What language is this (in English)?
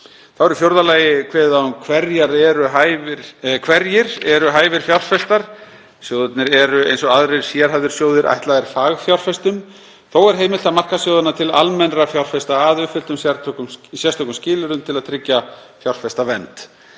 Icelandic